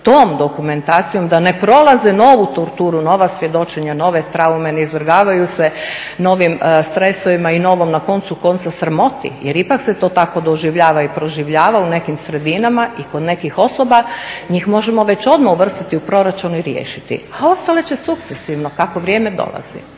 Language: Croatian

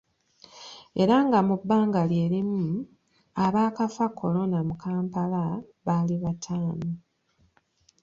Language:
Ganda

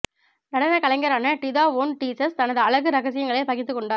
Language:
Tamil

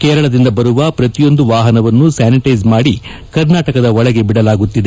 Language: Kannada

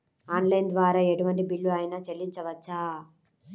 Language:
Telugu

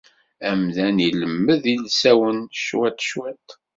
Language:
Kabyle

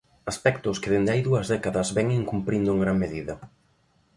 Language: Galician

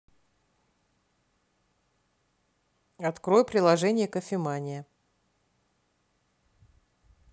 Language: Russian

